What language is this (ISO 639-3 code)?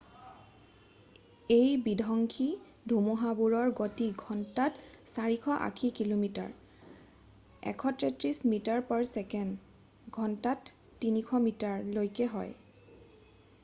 asm